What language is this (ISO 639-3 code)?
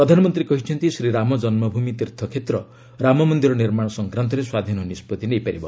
ori